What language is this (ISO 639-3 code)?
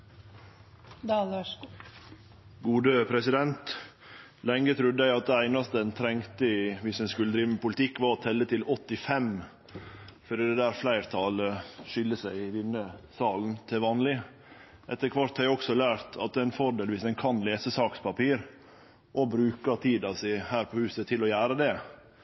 nno